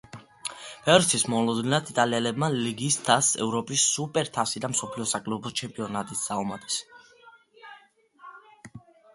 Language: Georgian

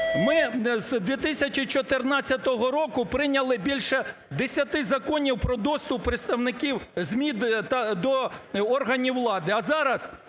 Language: Ukrainian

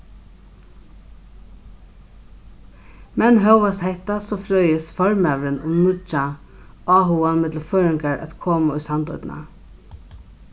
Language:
Faroese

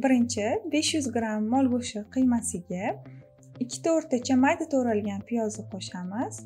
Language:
Romanian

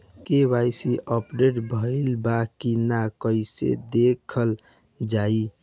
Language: Bhojpuri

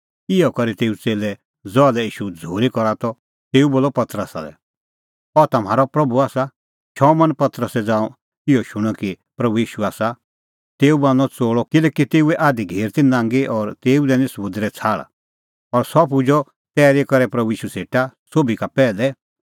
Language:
Kullu Pahari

